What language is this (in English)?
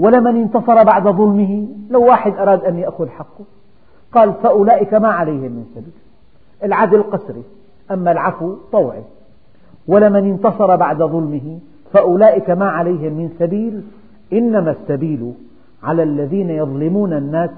Arabic